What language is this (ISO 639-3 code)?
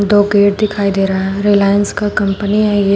hin